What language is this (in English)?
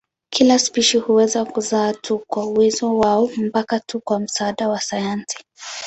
Swahili